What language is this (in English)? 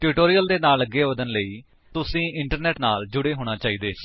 Punjabi